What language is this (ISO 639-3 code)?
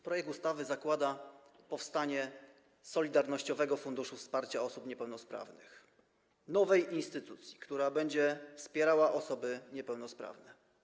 pol